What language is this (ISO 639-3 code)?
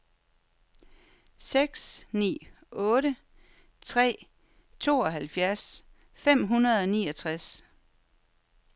dan